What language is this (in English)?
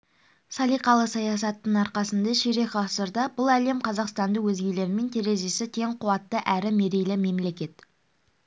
Kazakh